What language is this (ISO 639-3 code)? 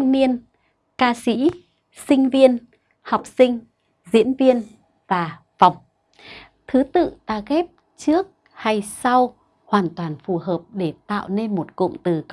vie